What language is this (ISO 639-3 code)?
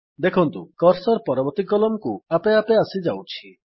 ori